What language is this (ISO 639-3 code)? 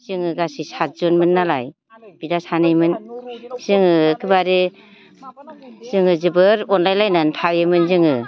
brx